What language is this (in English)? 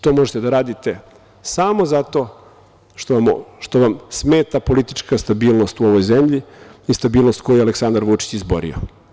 Serbian